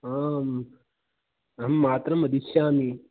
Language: Sanskrit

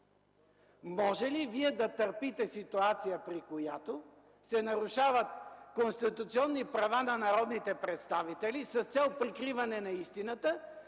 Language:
Bulgarian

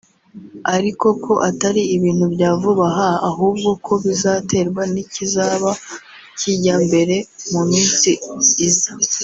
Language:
Kinyarwanda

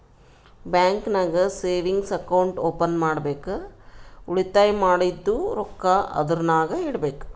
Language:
Kannada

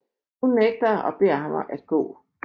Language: Danish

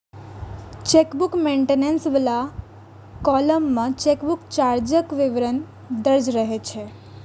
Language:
Maithili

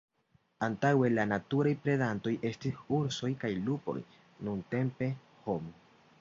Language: Esperanto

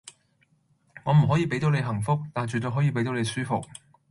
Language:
Cantonese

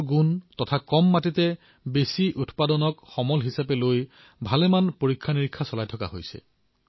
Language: Assamese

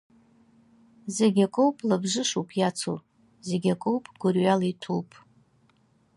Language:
Abkhazian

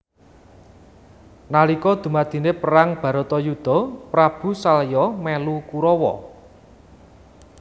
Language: Javanese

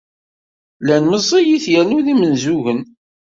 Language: Kabyle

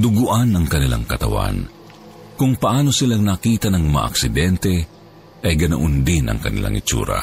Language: Filipino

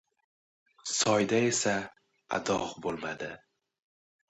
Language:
Uzbek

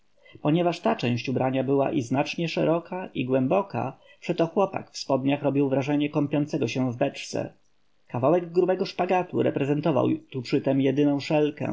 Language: Polish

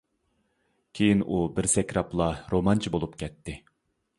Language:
Uyghur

